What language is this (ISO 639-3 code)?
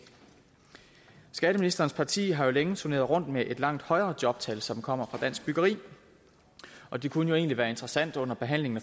dan